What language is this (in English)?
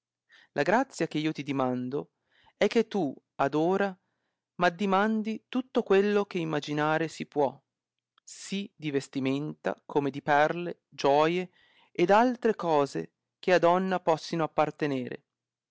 Italian